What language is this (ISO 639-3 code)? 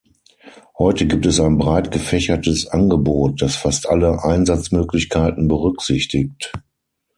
deu